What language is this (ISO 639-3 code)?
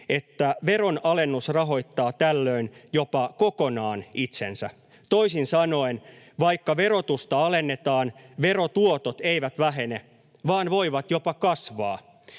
fin